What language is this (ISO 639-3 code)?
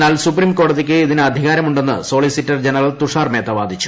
mal